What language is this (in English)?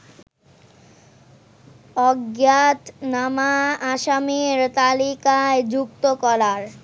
Bangla